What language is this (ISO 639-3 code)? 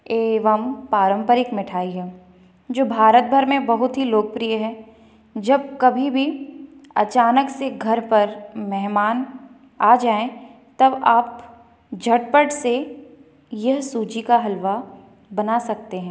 hin